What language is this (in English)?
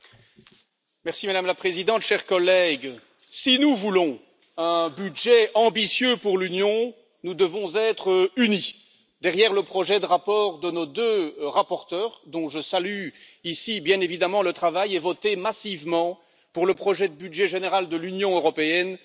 French